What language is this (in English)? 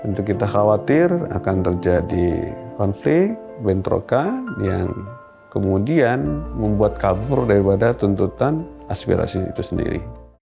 Indonesian